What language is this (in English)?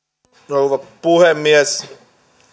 Finnish